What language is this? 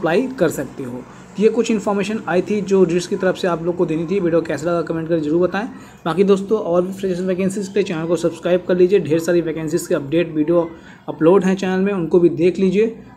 Hindi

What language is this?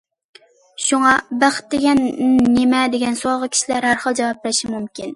Uyghur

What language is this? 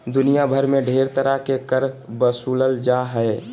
Magahi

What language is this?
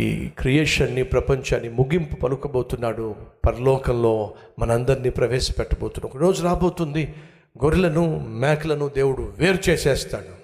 Telugu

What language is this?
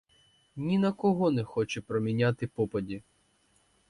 Ukrainian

